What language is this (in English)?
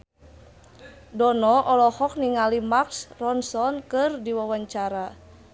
Sundanese